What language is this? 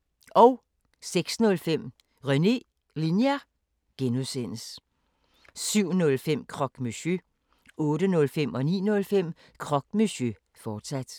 Danish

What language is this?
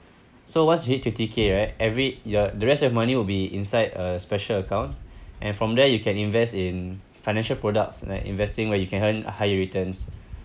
English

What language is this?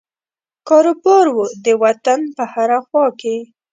Pashto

